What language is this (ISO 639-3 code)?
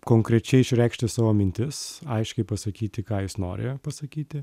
lit